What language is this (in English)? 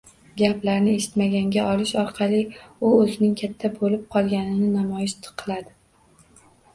Uzbek